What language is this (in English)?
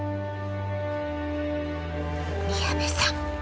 Japanese